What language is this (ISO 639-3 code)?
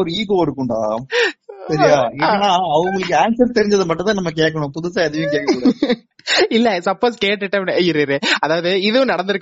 tam